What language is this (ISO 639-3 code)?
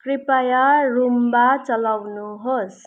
nep